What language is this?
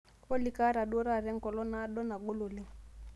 Masai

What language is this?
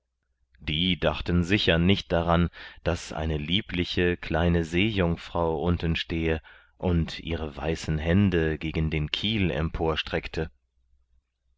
German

